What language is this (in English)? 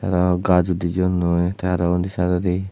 Chakma